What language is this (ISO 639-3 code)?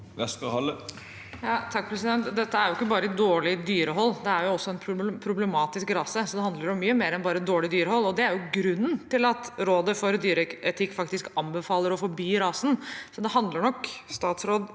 nor